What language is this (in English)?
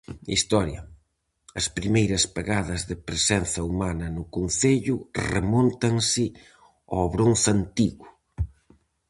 Galician